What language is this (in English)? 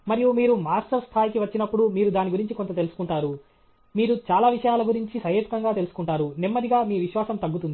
Telugu